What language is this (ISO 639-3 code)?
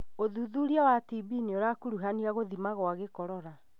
kik